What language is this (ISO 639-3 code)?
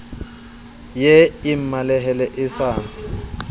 sot